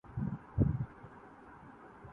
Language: Urdu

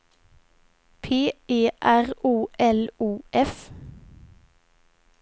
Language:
Swedish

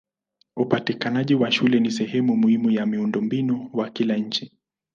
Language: Swahili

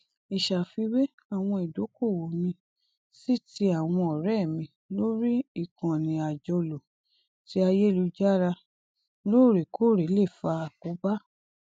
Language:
Yoruba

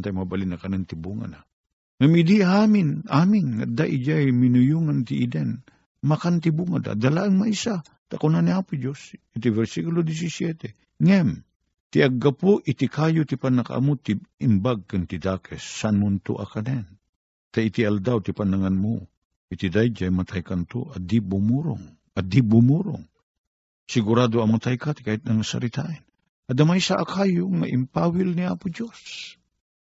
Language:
Filipino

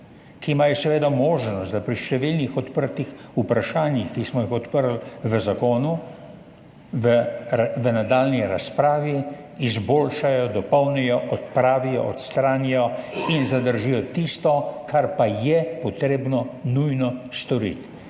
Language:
Slovenian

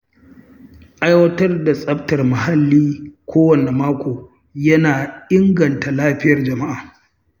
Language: Hausa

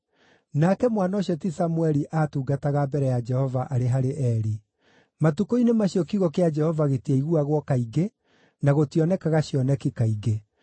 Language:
Kikuyu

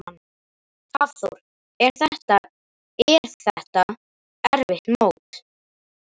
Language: Icelandic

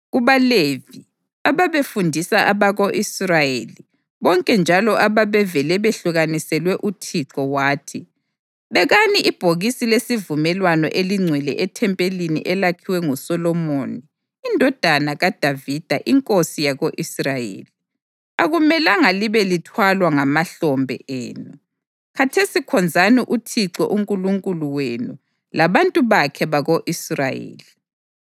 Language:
North Ndebele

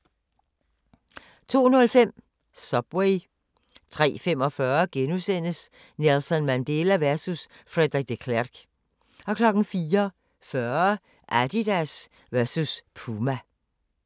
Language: Danish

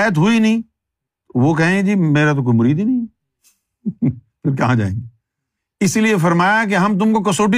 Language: Urdu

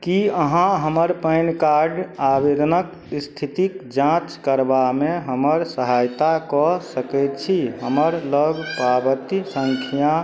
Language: Maithili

